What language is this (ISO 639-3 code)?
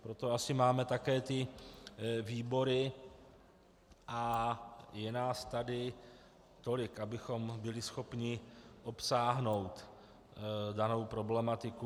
ces